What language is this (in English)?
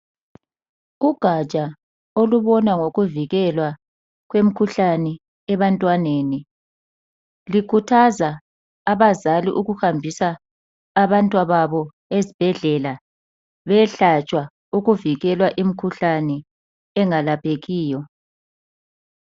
North Ndebele